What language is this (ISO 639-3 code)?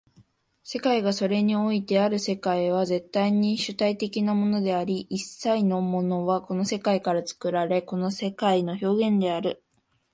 jpn